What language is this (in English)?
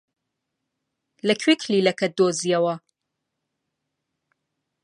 Central Kurdish